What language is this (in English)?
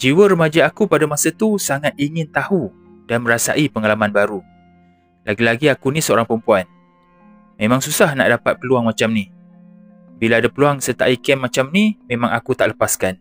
Malay